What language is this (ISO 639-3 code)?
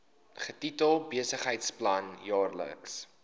afr